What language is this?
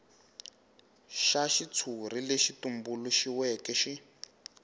Tsonga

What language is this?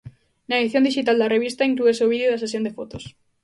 Galician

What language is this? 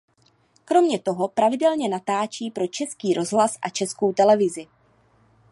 Czech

